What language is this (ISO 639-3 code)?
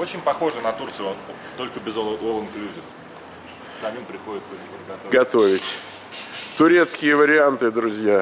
rus